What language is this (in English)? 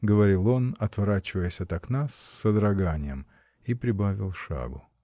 Russian